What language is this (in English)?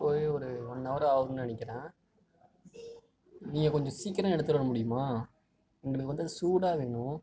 Tamil